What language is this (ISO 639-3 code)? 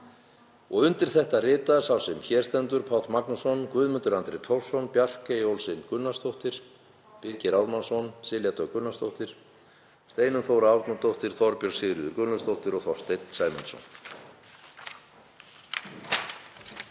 isl